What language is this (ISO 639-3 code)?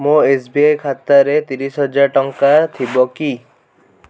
ori